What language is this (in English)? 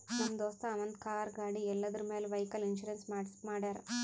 Kannada